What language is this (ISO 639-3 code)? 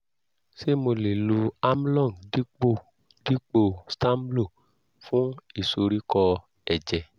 yor